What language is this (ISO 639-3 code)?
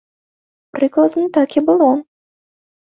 bel